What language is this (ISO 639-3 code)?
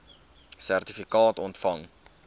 afr